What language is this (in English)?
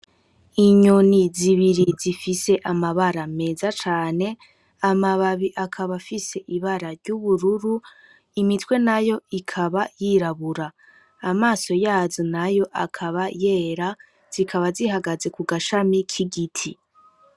Rundi